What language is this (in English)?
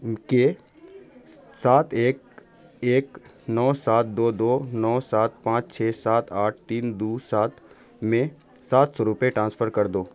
Urdu